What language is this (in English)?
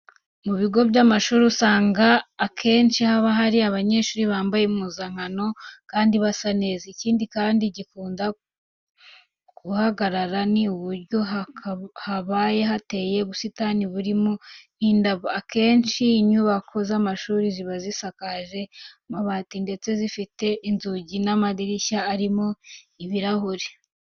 Kinyarwanda